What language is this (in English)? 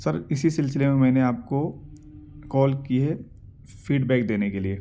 Urdu